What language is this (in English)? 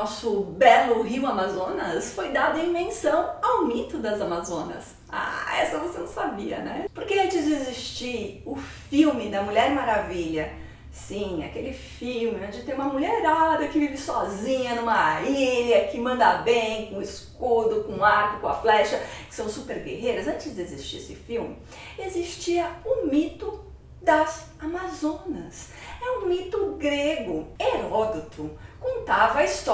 Portuguese